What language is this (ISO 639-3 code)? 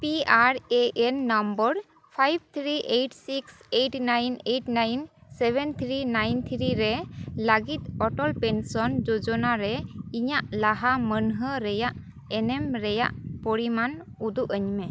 sat